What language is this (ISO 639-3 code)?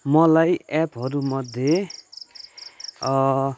nep